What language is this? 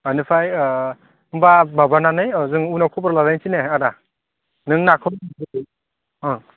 Bodo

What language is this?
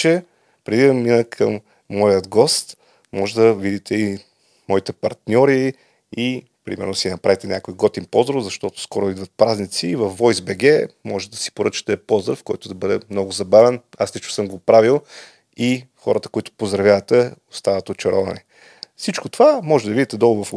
Bulgarian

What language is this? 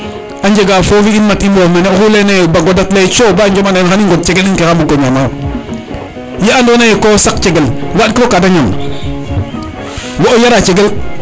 Serer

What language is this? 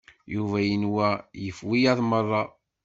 Kabyle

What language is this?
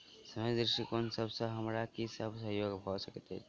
Maithili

